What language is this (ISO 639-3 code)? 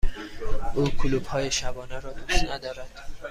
fas